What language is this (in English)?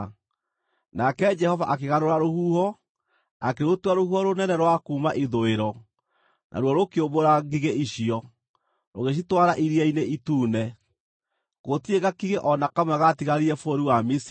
Kikuyu